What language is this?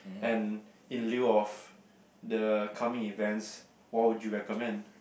English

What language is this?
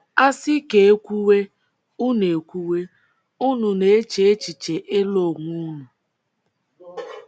Igbo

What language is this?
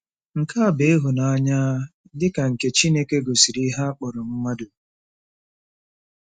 Igbo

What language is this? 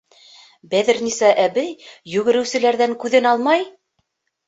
Bashkir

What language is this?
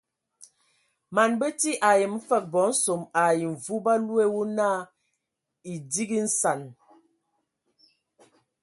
Ewondo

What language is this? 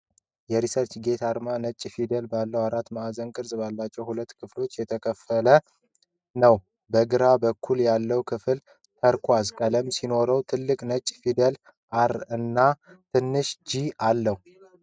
Amharic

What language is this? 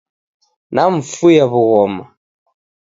Taita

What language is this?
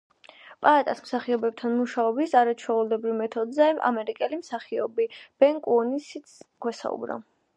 Georgian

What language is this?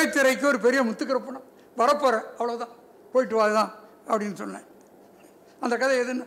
Tamil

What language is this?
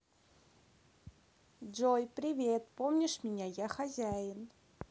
Russian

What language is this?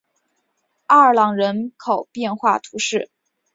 Chinese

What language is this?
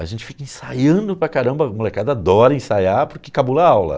Portuguese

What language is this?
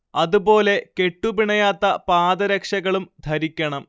Malayalam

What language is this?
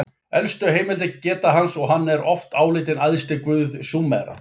Icelandic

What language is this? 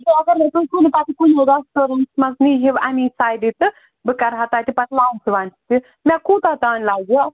Kashmiri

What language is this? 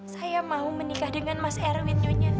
Indonesian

